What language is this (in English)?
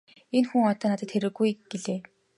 Mongolian